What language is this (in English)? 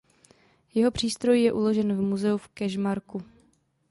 Czech